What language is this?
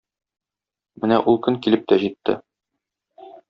Tatar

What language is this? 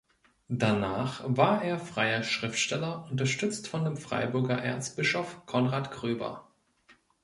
German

